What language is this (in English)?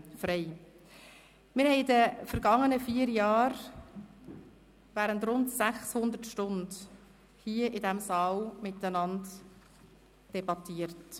Swiss German